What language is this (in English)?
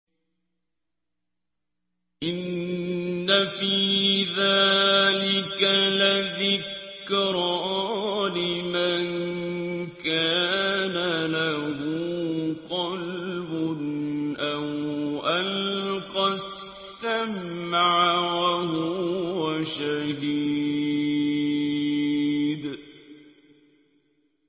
Arabic